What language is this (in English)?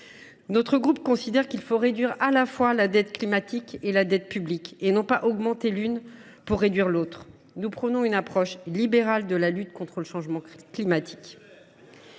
French